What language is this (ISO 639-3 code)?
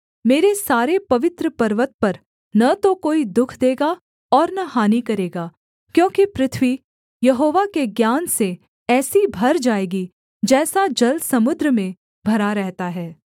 hin